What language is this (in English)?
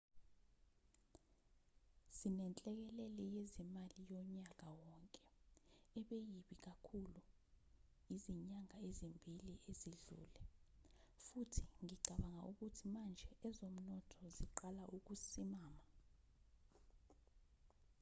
Zulu